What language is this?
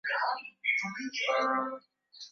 Swahili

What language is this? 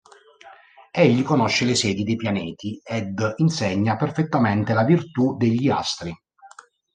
Italian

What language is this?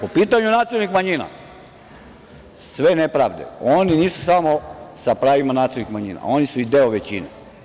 Serbian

